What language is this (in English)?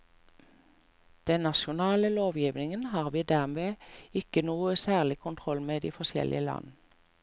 Norwegian